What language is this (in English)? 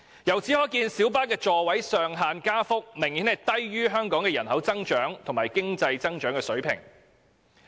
Cantonese